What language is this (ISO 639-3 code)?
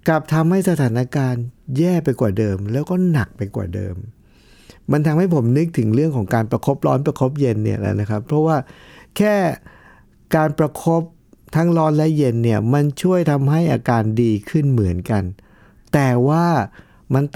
tha